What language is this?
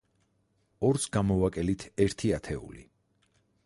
Georgian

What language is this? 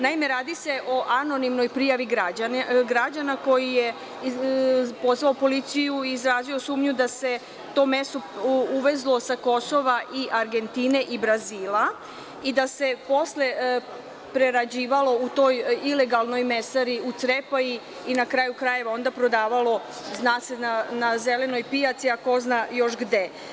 Serbian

